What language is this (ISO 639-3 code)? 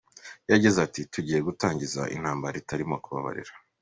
kin